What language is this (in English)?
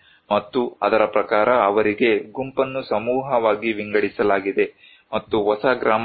Kannada